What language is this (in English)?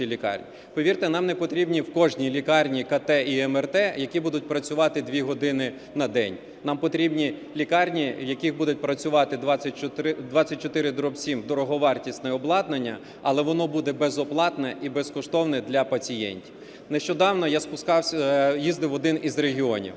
Ukrainian